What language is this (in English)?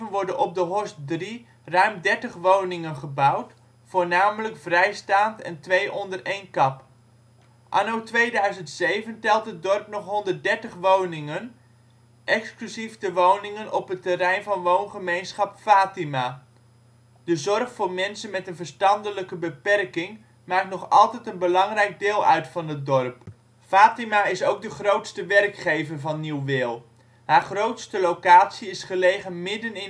Dutch